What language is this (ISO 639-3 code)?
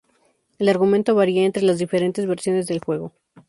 spa